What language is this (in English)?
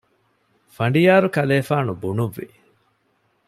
Divehi